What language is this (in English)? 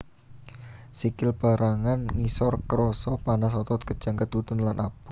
Javanese